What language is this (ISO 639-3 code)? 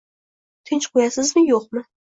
uzb